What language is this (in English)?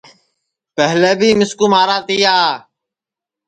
Sansi